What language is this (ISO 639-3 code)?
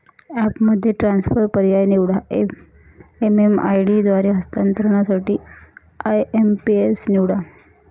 mar